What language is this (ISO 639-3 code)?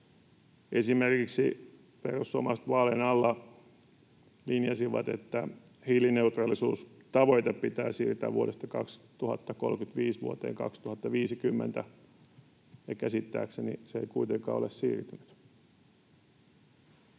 fin